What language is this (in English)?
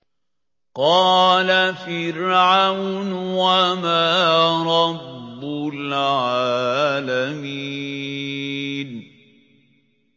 Arabic